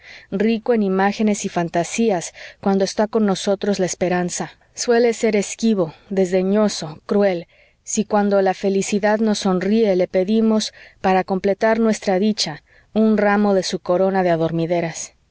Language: Spanish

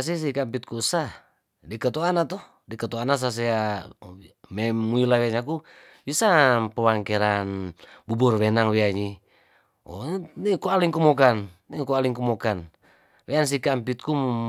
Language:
Tondano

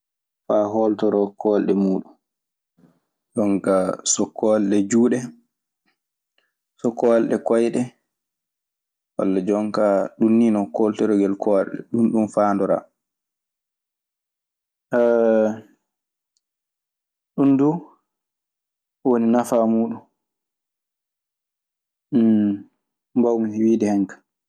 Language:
Maasina Fulfulde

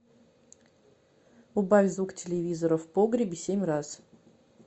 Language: Russian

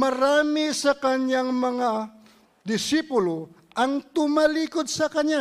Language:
Filipino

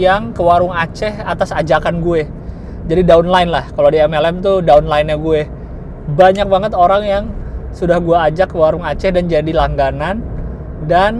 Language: Indonesian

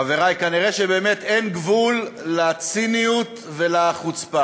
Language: Hebrew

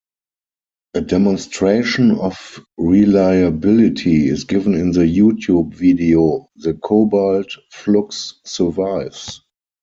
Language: English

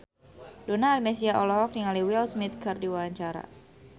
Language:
Sundanese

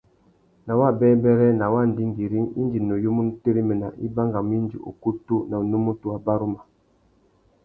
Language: Tuki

